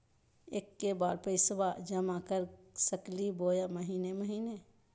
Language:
Magahi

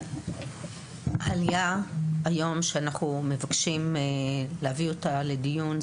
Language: Hebrew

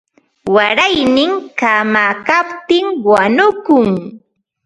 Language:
Ambo-Pasco Quechua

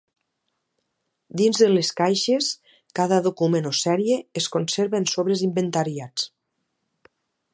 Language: Catalan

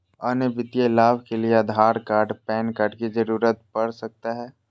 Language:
Magahi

